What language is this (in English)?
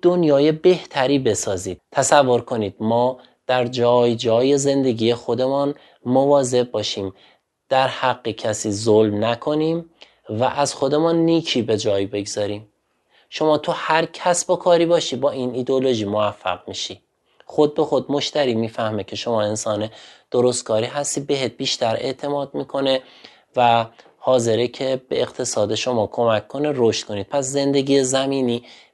Persian